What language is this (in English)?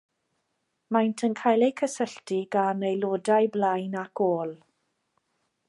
Welsh